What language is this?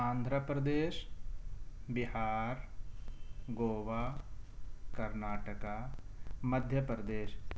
Urdu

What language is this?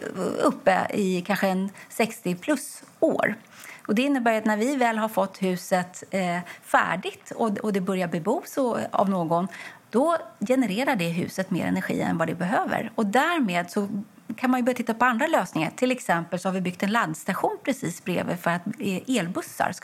Swedish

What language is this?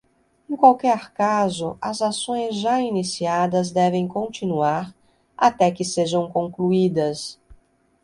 Portuguese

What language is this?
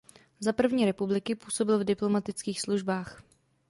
Czech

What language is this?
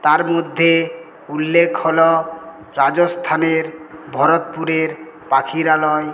Bangla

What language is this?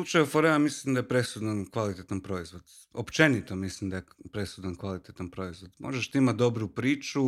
Croatian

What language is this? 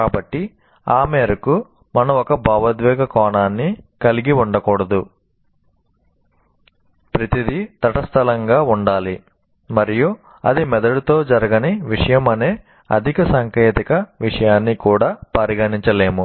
Telugu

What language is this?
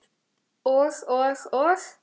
Icelandic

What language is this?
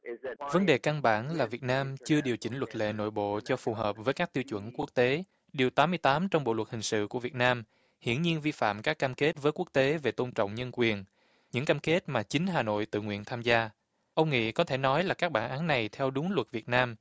Vietnamese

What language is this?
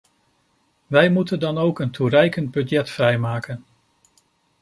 Dutch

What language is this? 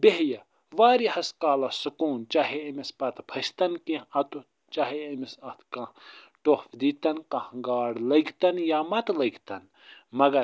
Kashmiri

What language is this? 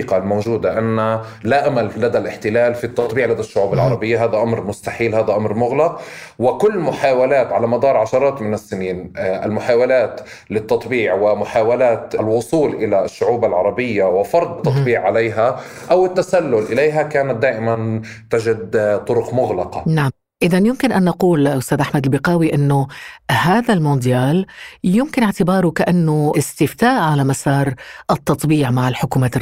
Arabic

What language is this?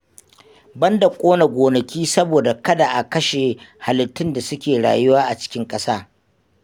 Hausa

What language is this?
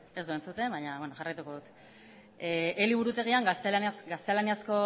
Basque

